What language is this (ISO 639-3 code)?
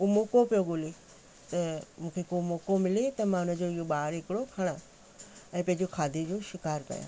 snd